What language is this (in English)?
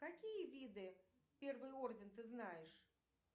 Russian